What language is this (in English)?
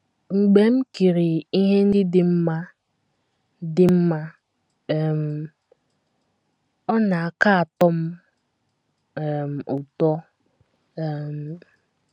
Igbo